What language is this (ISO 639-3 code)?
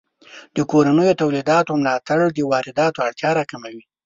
pus